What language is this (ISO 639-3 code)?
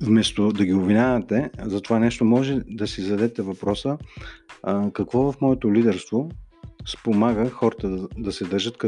bul